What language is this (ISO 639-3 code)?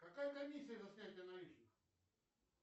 rus